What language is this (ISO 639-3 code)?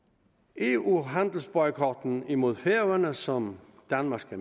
dan